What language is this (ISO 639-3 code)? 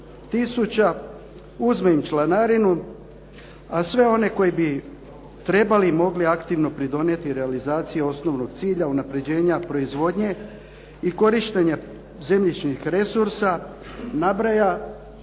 hrv